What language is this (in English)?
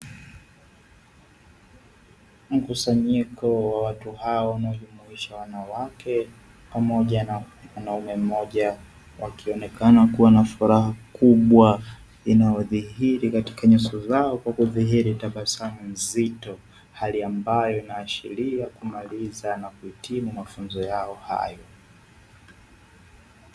Swahili